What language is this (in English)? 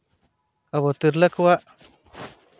Santali